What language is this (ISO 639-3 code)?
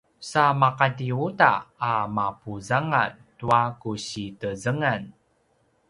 pwn